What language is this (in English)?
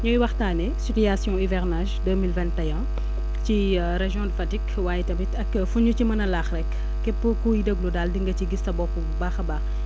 Wolof